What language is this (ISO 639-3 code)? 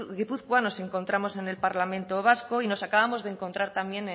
spa